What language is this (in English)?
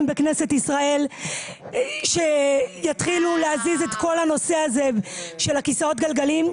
Hebrew